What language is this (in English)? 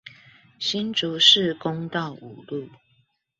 Chinese